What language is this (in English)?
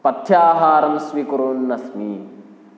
Sanskrit